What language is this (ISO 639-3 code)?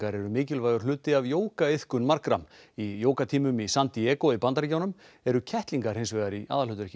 isl